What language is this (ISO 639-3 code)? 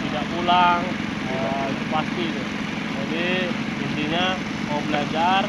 ind